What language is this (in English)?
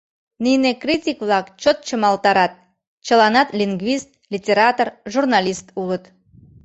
Mari